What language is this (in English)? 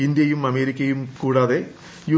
Malayalam